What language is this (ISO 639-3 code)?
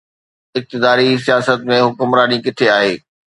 snd